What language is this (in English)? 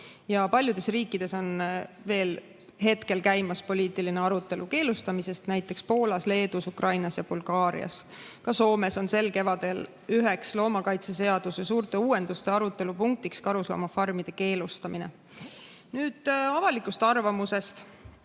Estonian